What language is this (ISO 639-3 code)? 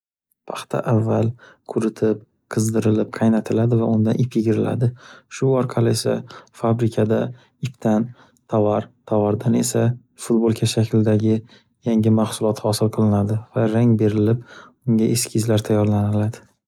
uzb